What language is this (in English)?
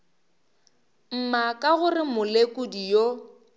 Northern Sotho